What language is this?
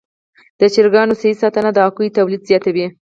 Pashto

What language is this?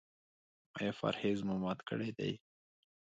Pashto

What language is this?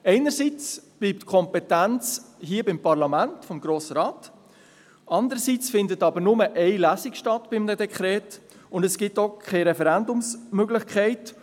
Swiss German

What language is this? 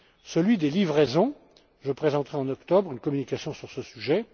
French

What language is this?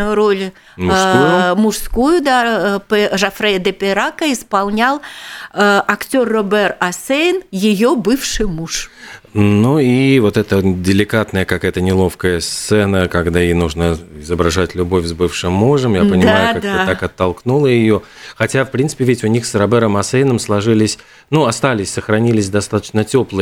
Russian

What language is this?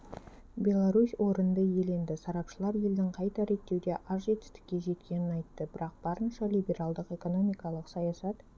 Kazakh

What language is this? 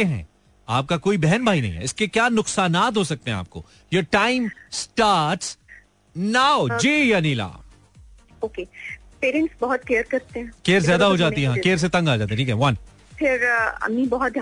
Hindi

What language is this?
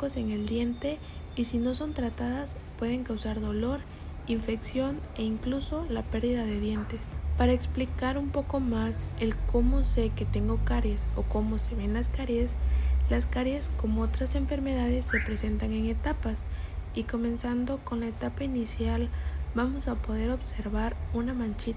Spanish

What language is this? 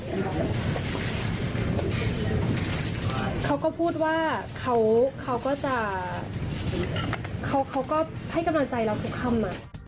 Thai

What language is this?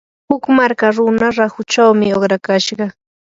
Yanahuanca Pasco Quechua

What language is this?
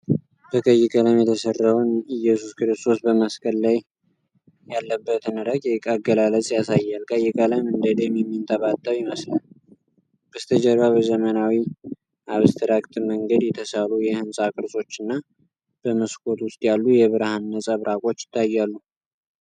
Amharic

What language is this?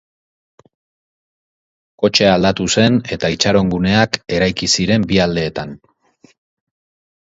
Basque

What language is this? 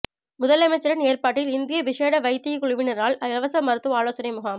Tamil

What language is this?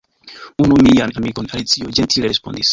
Esperanto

